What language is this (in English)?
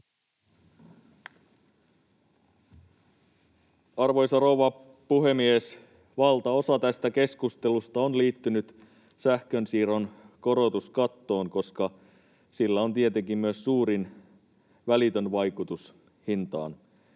Finnish